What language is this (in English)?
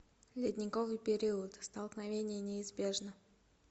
Russian